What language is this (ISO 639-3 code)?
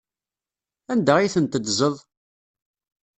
kab